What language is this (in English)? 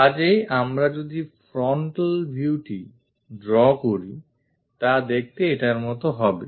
Bangla